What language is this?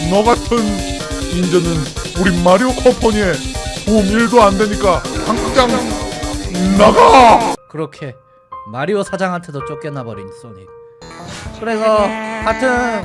Korean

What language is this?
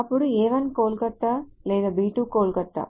Telugu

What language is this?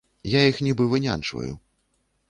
Belarusian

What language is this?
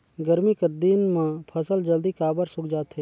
Chhattisgarhi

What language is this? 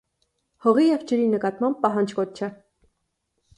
Armenian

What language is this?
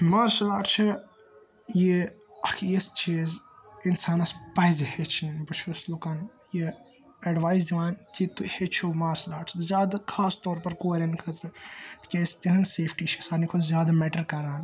Kashmiri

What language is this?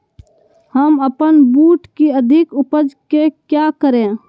Magahi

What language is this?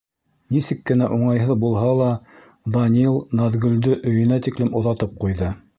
Bashkir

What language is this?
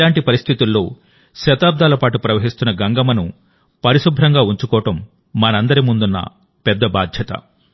Telugu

